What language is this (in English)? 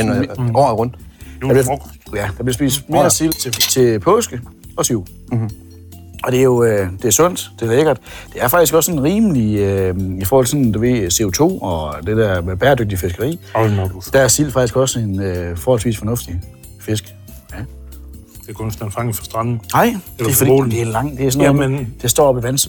Danish